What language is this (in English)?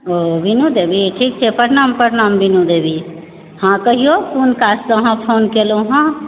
Maithili